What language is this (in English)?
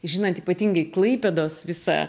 Lithuanian